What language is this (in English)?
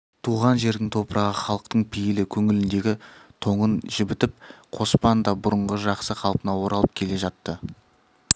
Kazakh